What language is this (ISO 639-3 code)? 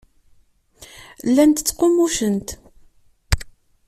kab